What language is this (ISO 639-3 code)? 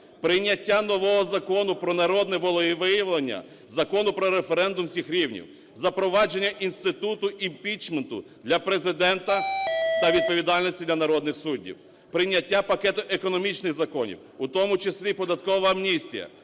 ukr